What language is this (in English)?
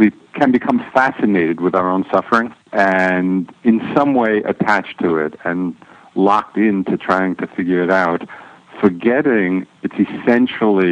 English